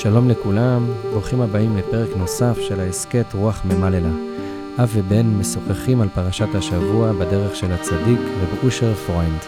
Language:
Hebrew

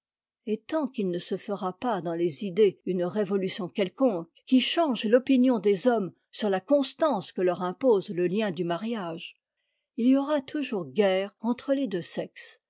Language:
French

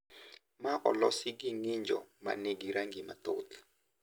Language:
Luo (Kenya and Tanzania)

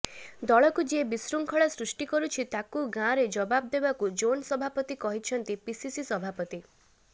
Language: Odia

